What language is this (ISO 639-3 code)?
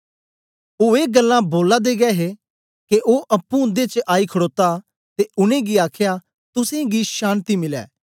doi